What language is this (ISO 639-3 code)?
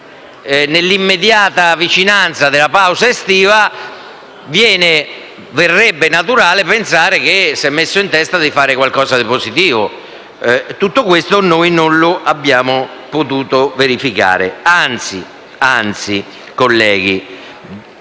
ita